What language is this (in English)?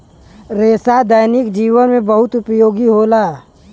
Bhojpuri